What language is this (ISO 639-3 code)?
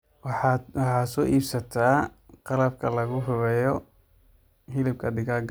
som